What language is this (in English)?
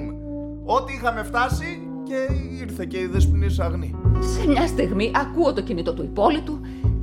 Greek